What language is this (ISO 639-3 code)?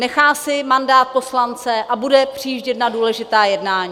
ces